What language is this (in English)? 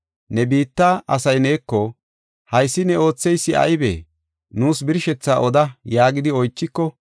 Gofa